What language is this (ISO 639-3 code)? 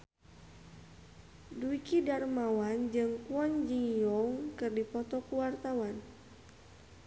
sun